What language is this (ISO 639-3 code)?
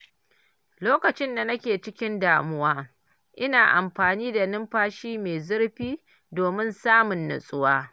hau